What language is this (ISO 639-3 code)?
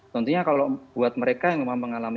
ind